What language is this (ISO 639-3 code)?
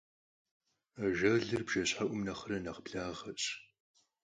kbd